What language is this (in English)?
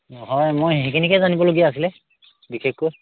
Assamese